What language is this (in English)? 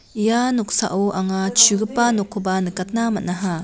Garo